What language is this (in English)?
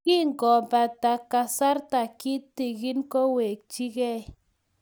Kalenjin